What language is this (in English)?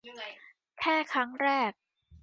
Thai